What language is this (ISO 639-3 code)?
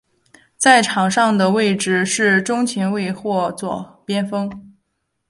zho